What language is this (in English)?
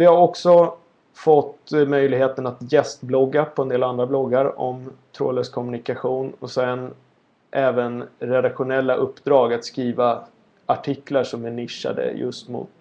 Swedish